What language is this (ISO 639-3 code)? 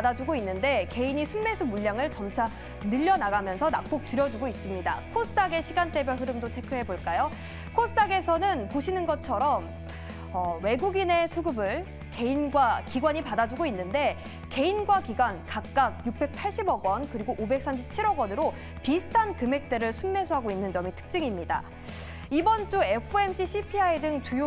kor